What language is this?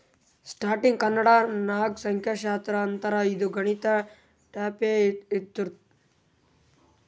Kannada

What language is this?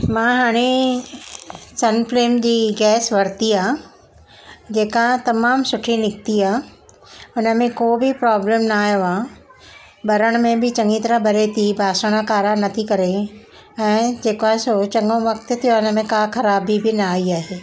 Sindhi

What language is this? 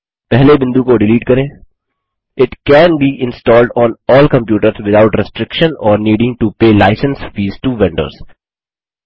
Hindi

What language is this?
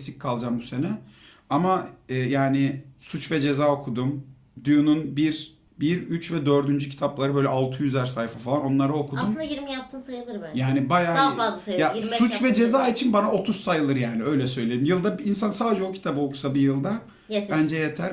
Turkish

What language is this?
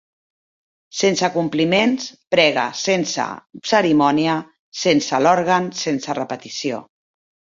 Catalan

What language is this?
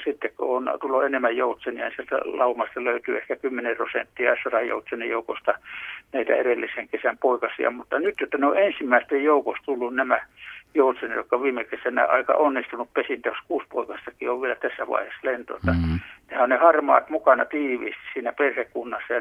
Finnish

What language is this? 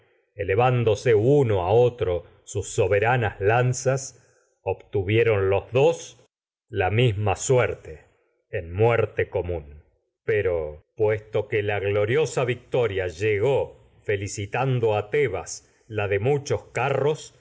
Spanish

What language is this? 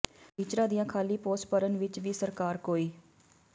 Punjabi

